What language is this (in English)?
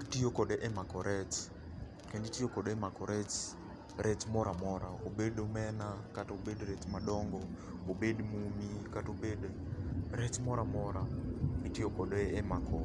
Luo (Kenya and Tanzania)